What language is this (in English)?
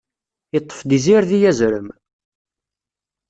Kabyle